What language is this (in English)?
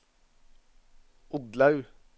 Norwegian